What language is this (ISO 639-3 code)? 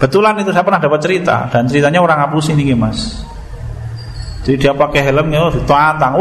ind